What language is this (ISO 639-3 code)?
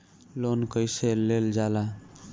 bho